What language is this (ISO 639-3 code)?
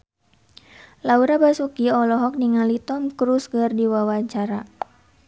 sun